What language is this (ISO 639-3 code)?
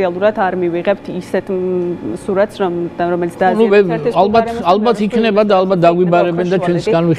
ron